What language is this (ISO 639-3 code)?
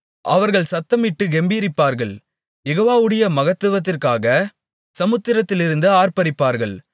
tam